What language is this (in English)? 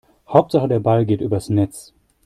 German